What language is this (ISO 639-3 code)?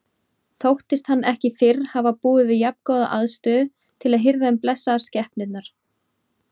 isl